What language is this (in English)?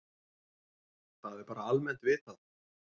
Icelandic